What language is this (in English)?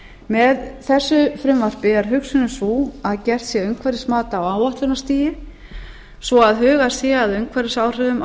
Icelandic